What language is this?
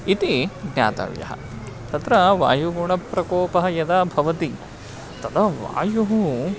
Sanskrit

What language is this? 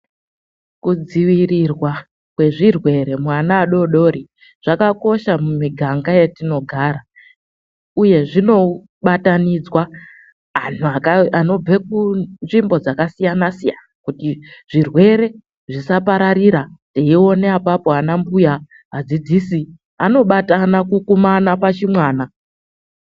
Ndau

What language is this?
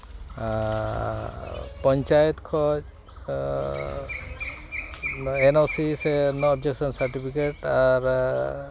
Santali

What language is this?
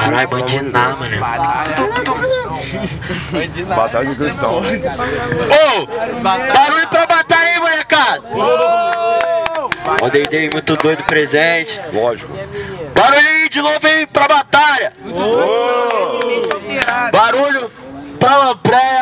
Portuguese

